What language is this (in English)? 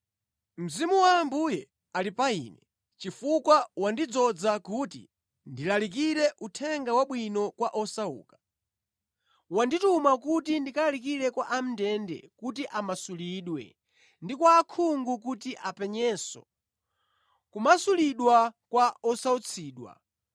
Nyanja